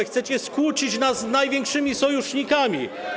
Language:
Polish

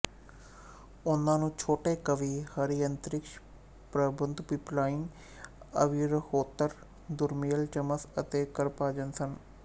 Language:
Punjabi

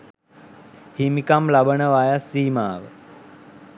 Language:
Sinhala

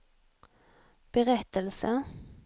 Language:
Swedish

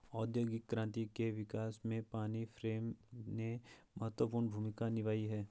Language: Hindi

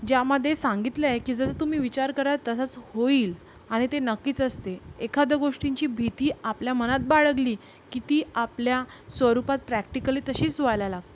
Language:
Marathi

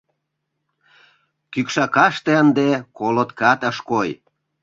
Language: Mari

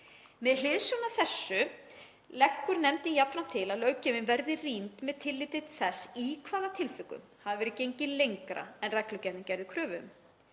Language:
Icelandic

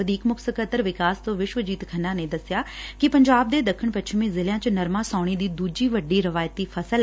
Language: Punjabi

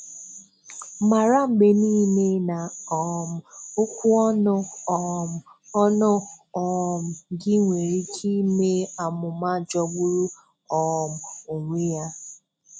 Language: Igbo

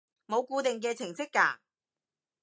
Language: Cantonese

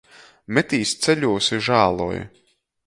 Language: Latgalian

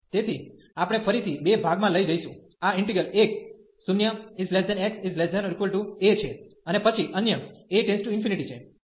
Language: Gujarati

